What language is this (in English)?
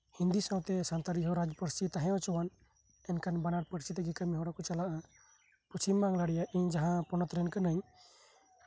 Santali